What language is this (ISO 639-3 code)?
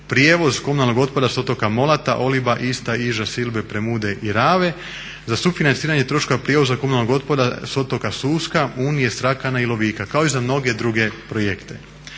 hrv